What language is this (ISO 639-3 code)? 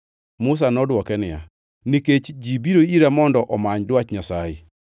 luo